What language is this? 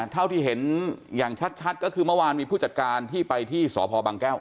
Thai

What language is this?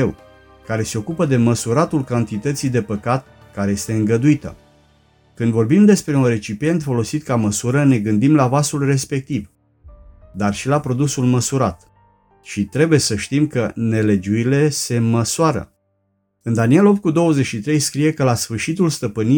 Romanian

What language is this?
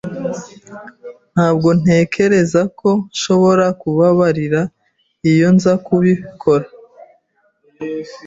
Kinyarwanda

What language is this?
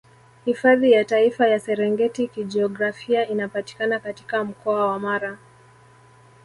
Swahili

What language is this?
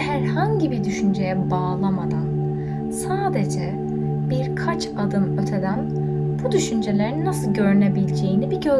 Turkish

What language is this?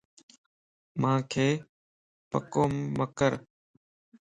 Lasi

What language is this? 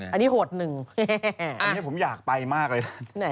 Thai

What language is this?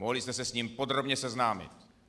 Czech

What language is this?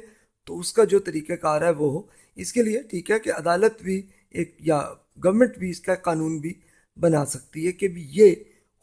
Urdu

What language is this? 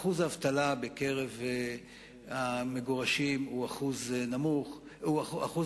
Hebrew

